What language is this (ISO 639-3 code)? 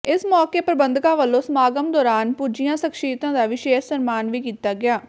pan